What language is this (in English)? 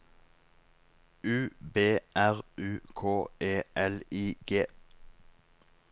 Norwegian